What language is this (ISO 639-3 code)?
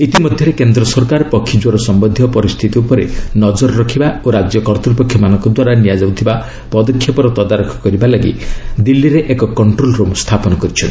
ori